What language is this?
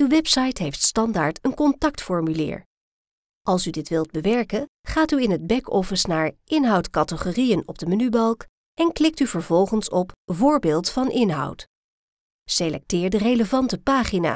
Dutch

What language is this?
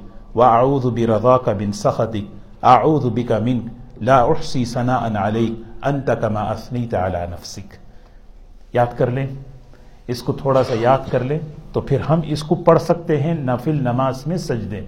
Urdu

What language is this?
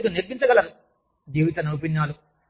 Telugu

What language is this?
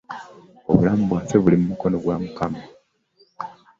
Ganda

